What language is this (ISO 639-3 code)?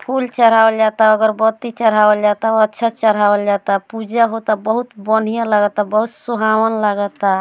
bho